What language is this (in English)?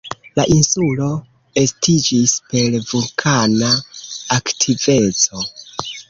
Esperanto